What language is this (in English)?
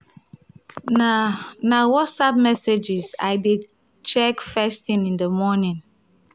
Nigerian Pidgin